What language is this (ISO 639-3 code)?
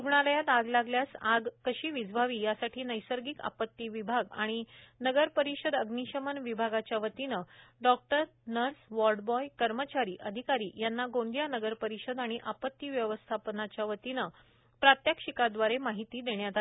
mar